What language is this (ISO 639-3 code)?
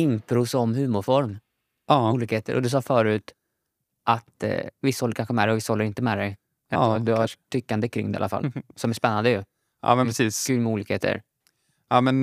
swe